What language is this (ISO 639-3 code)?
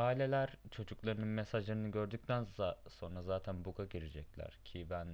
tur